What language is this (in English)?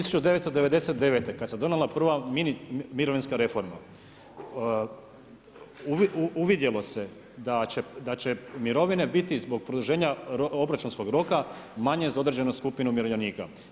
Croatian